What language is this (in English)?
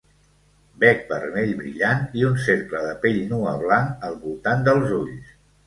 Catalan